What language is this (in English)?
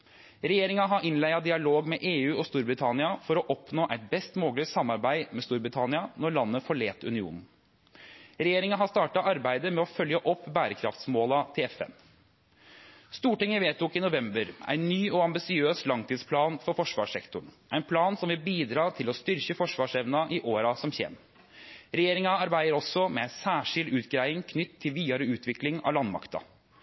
Norwegian Nynorsk